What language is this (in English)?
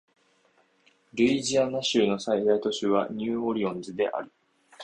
Japanese